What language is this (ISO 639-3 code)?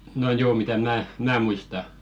fin